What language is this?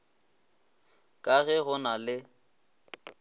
Northern Sotho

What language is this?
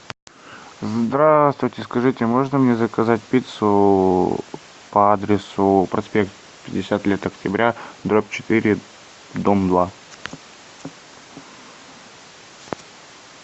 Russian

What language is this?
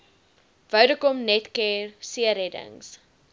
Afrikaans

